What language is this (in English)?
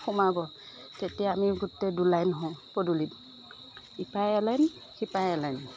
Assamese